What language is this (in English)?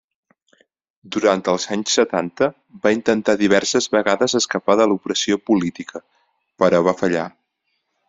Catalan